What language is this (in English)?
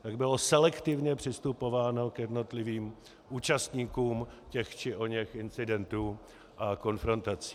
Czech